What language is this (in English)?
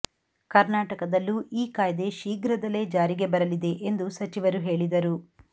Kannada